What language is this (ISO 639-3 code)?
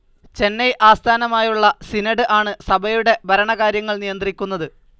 mal